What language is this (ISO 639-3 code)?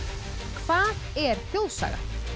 isl